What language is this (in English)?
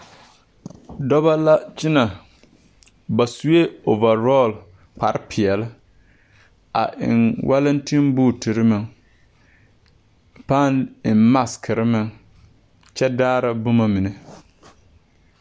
Southern Dagaare